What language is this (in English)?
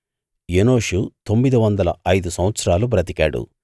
Telugu